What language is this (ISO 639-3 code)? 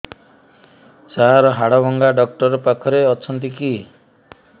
ori